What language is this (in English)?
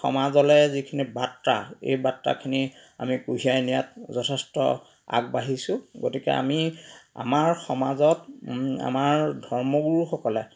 Assamese